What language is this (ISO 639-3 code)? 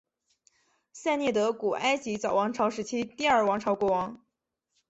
zho